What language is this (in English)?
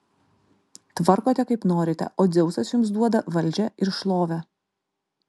Lithuanian